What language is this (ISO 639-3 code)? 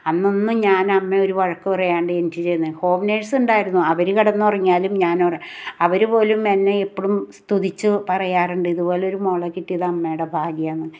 mal